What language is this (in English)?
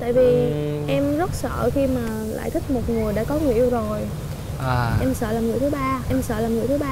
Vietnamese